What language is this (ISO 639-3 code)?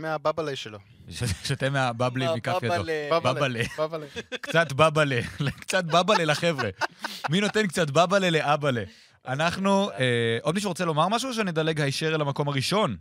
heb